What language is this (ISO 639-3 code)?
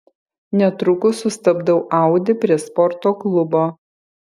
lit